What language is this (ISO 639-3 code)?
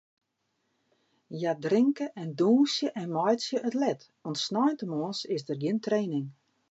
fry